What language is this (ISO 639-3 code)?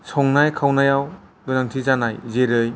brx